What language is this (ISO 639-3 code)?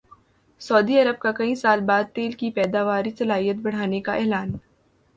urd